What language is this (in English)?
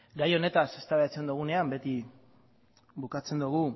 Basque